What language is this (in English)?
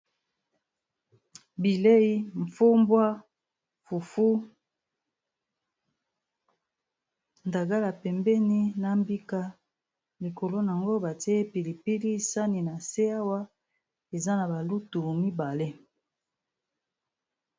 Lingala